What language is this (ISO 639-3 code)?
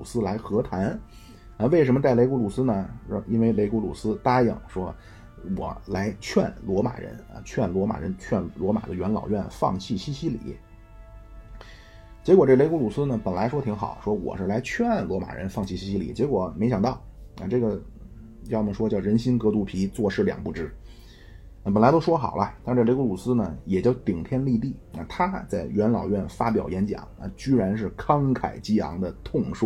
zho